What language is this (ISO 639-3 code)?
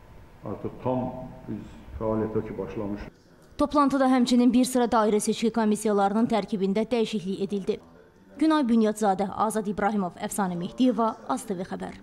tur